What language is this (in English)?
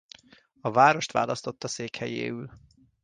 Hungarian